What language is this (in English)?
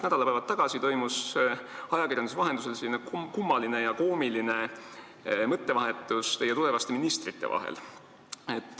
Estonian